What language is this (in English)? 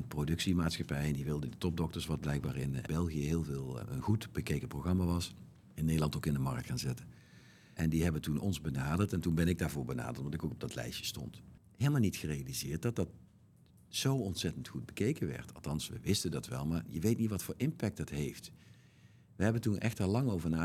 Dutch